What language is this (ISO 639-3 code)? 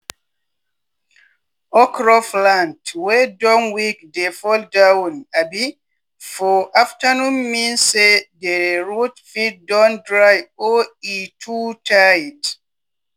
pcm